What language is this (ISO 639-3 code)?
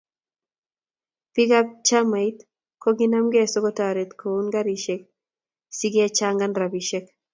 kln